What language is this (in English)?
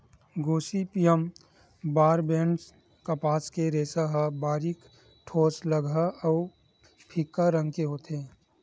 Chhattisgarhi